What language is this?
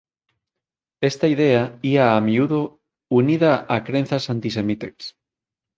Galician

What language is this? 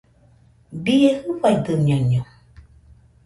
Nüpode Huitoto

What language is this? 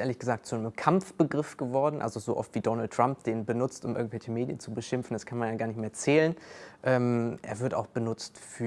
German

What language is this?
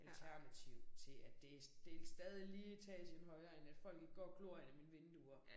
Danish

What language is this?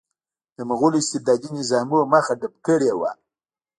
Pashto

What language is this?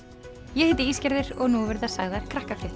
Icelandic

